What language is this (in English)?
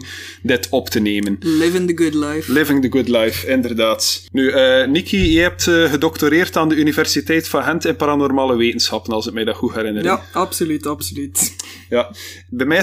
Dutch